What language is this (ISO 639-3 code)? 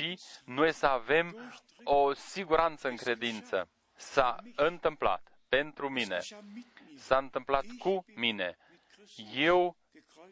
ron